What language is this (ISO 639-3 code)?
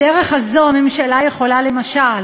heb